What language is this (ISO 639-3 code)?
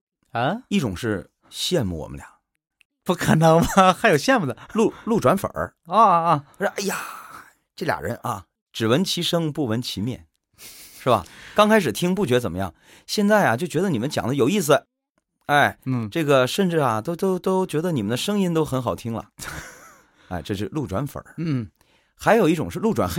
zho